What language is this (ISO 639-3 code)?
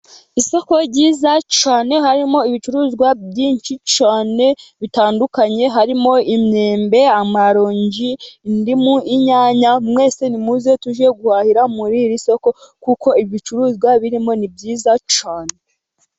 kin